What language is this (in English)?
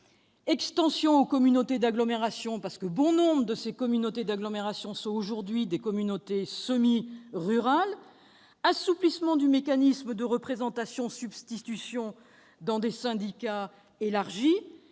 French